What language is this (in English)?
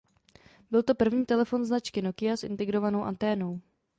Czech